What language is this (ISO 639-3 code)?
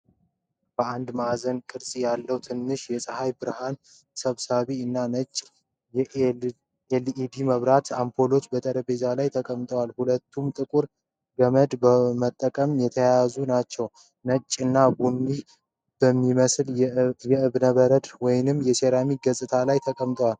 amh